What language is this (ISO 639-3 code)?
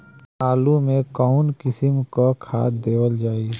bho